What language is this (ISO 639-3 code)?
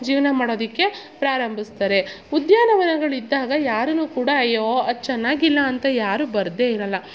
kan